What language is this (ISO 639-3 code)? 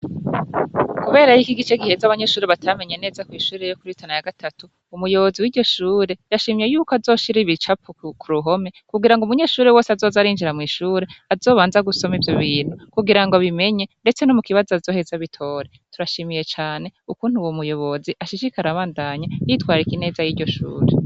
run